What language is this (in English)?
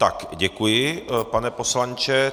Czech